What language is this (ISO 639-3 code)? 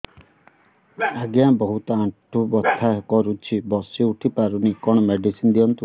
ori